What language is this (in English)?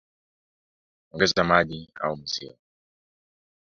Swahili